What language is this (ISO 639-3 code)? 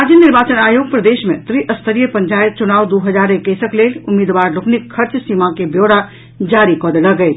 mai